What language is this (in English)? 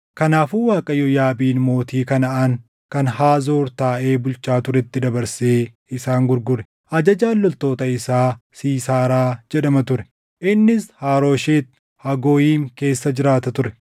Oromo